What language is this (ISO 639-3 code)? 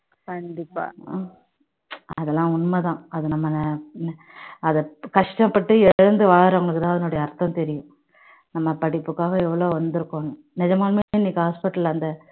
tam